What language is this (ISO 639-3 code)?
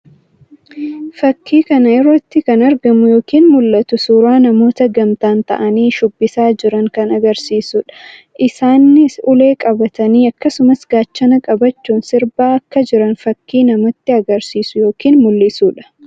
orm